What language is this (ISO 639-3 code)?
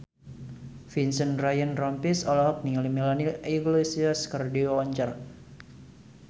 sun